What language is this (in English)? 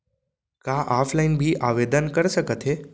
Chhattisgarhi